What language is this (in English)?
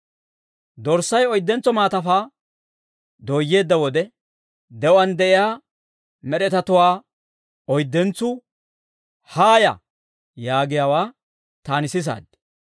Dawro